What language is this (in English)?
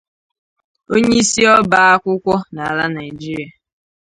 Igbo